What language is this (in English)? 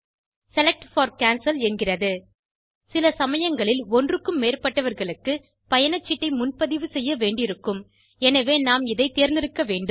Tamil